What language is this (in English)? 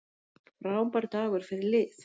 Icelandic